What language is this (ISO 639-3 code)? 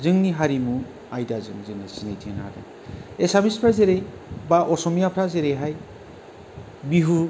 brx